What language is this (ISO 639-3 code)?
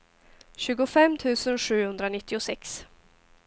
swe